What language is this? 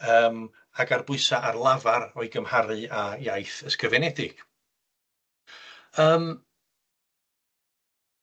Welsh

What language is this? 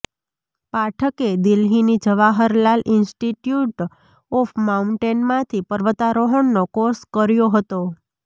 Gujarati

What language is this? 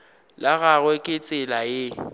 Northern Sotho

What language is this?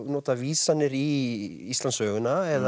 Icelandic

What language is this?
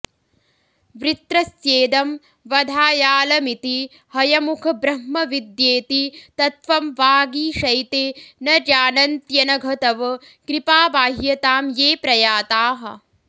Sanskrit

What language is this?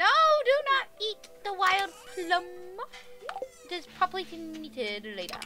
English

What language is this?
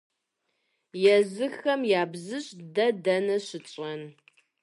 Kabardian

